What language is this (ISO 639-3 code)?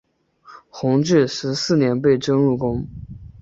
zho